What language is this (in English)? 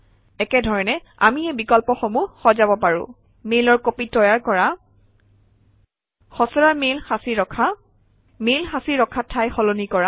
Assamese